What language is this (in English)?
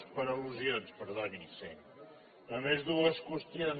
Catalan